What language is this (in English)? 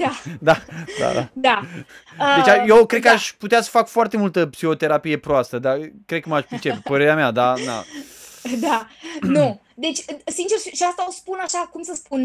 Romanian